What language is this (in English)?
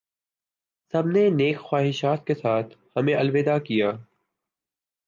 Urdu